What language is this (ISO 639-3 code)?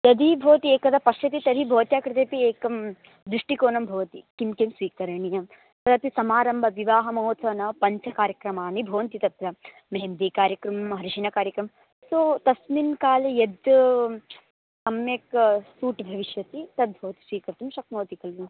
san